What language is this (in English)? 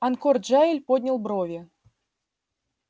Russian